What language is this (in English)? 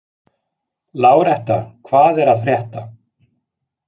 Icelandic